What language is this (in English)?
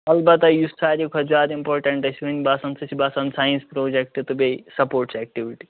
Kashmiri